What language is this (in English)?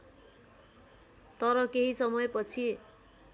Nepali